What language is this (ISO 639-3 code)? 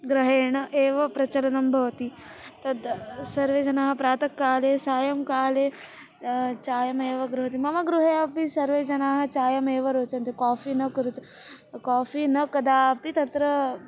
san